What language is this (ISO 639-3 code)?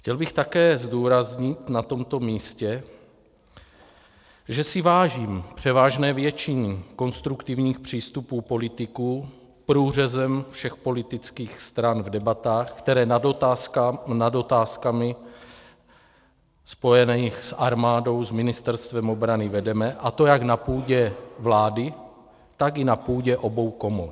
ces